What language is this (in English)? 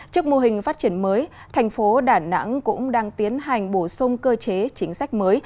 Vietnamese